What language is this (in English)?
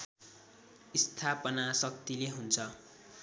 Nepali